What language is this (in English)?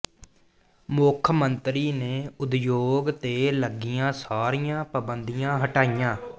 Punjabi